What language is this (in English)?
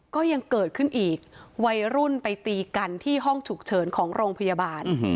Thai